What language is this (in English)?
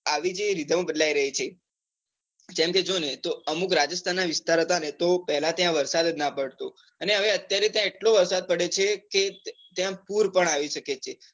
Gujarati